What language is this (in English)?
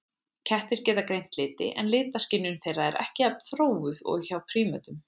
Icelandic